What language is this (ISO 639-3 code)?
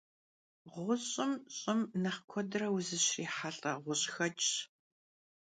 kbd